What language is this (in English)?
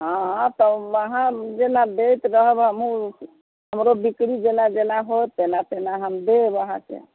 Maithili